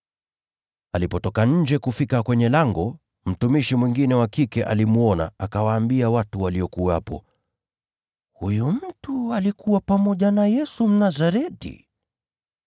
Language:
Swahili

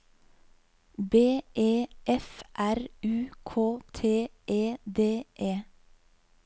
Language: Norwegian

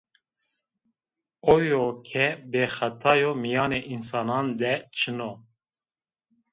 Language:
Zaza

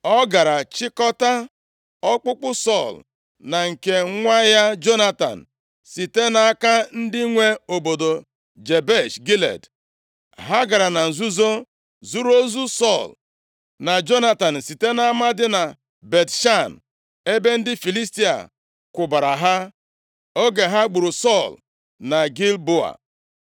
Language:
Igbo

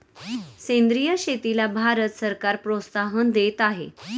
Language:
Marathi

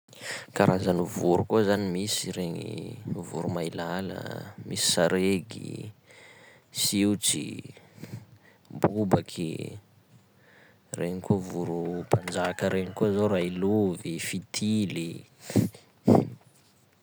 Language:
Sakalava Malagasy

